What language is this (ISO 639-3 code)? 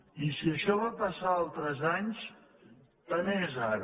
cat